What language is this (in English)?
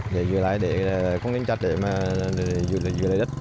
Vietnamese